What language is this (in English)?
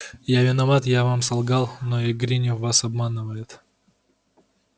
Russian